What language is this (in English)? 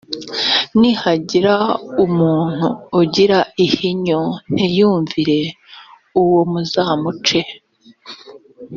Kinyarwanda